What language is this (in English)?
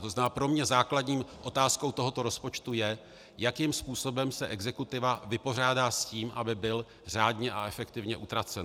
Czech